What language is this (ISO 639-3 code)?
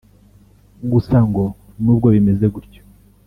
kin